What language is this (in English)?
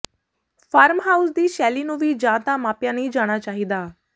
Punjabi